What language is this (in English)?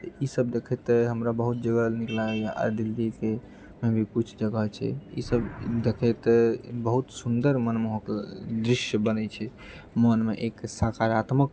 Maithili